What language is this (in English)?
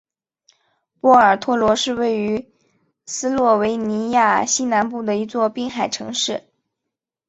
Chinese